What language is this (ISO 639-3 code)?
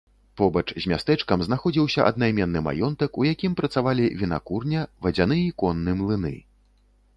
bel